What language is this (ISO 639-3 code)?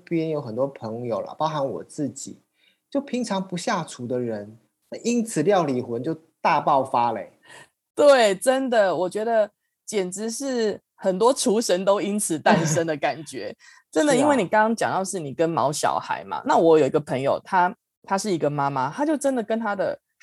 zho